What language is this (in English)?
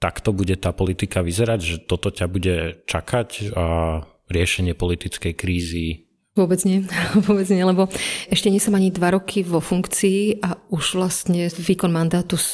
Slovak